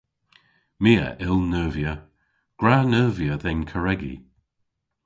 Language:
Cornish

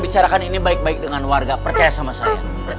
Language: Indonesian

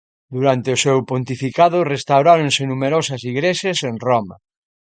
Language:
Galician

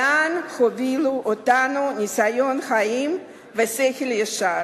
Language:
Hebrew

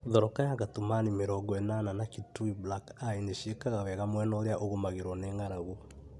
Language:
Kikuyu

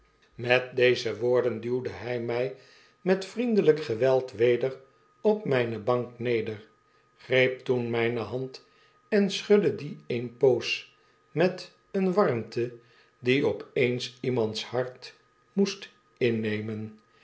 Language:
Dutch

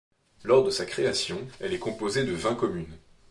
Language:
French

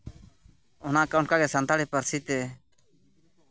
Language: Santali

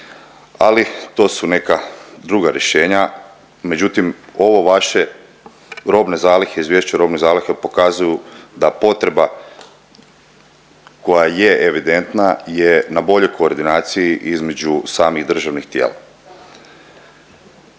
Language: Croatian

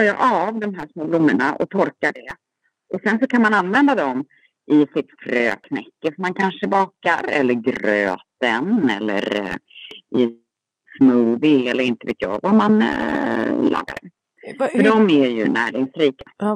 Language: Swedish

